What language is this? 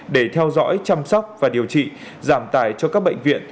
Vietnamese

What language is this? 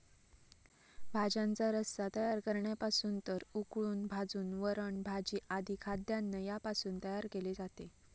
Marathi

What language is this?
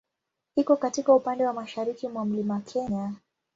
Swahili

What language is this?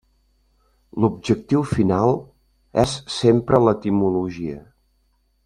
Catalan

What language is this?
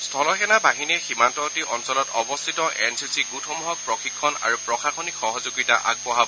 Assamese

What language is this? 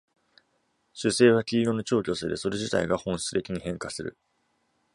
Japanese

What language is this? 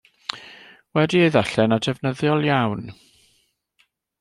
Welsh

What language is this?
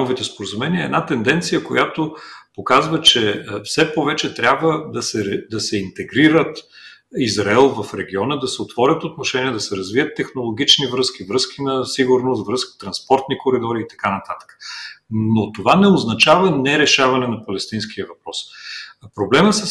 Bulgarian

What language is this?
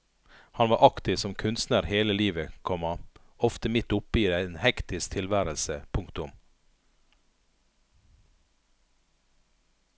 Norwegian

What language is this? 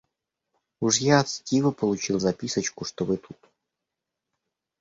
Russian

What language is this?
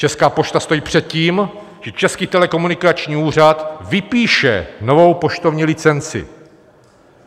Czech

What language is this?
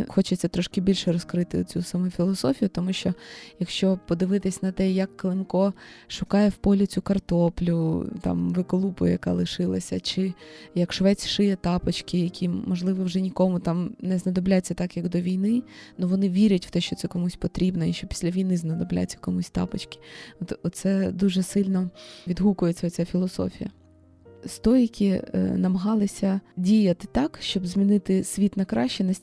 Ukrainian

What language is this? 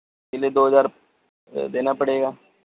Urdu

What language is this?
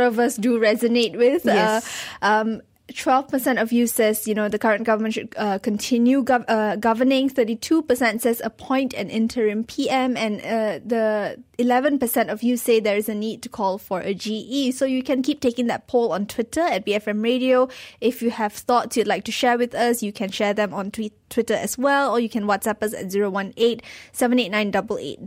English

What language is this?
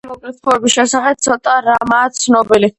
Georgian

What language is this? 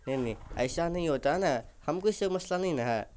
Urdu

